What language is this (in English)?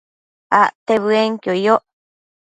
Matsés